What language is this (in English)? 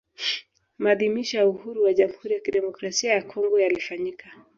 Swahili